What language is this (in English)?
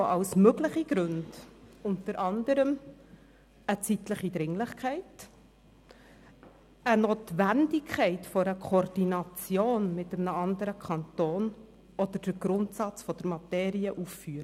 Swiss German